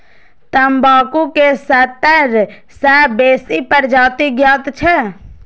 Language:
Maithili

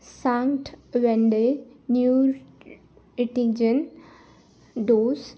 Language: Marathi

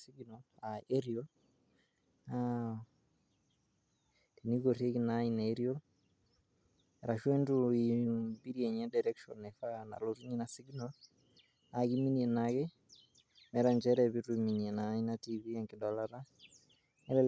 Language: Masai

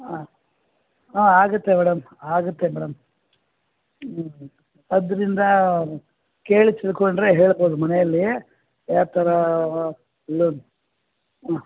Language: Kannada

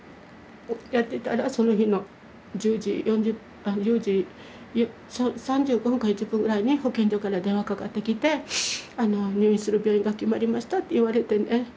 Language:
Japanese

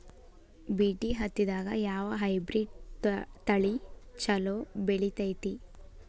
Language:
Kannada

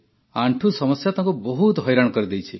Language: Odia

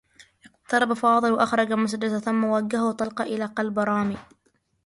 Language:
Arabic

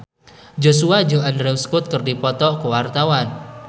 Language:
Sundanese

